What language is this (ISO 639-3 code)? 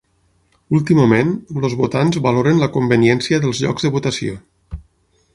cat